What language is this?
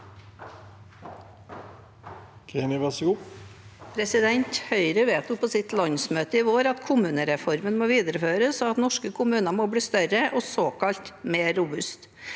Norwegian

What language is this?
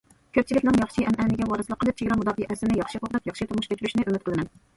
Uyghur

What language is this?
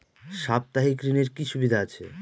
Bangla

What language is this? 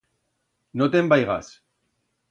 Aragonese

